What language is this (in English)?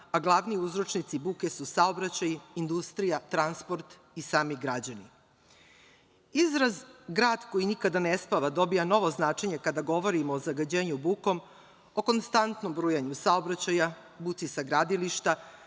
Serbian